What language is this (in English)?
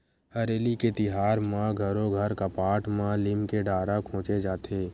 Chhattisgarhi